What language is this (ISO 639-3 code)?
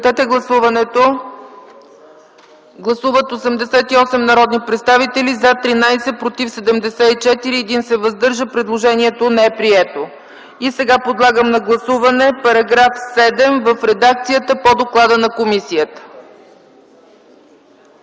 bul